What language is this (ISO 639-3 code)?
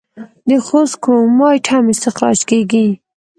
pus